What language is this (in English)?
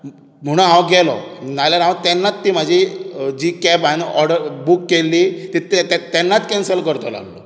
Konkani